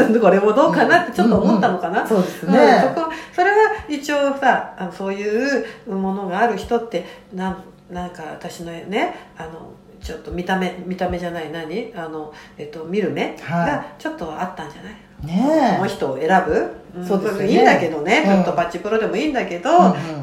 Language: Japanese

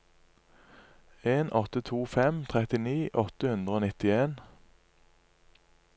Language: Norwegian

